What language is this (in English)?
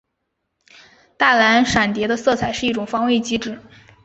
Chinese